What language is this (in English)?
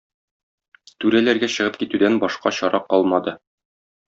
Tatar